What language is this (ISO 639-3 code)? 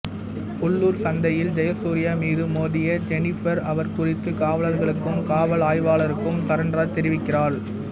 tam